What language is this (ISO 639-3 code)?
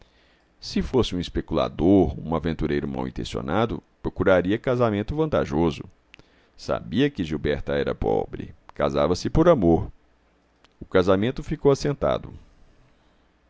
por